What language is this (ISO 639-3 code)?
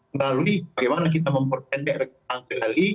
ind